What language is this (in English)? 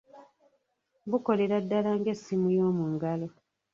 Ganda